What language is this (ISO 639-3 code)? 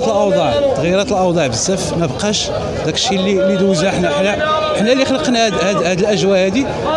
ara